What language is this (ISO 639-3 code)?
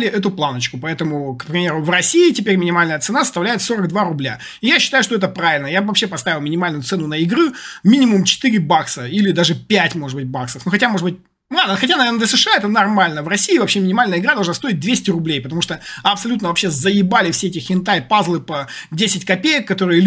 rus